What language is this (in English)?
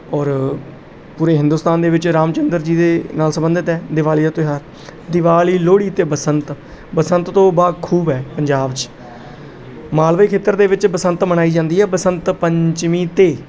Punjabi